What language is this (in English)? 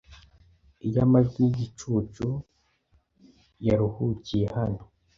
Kinyarwanda